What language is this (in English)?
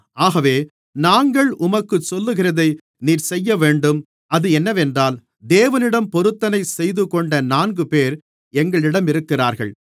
Tamil